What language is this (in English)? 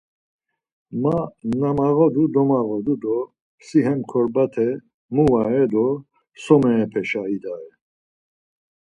Laz